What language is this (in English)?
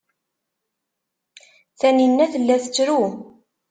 Kabyle